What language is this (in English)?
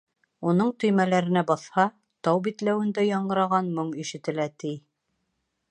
Bashkir